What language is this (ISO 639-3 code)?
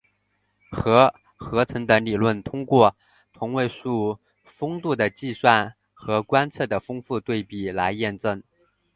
zho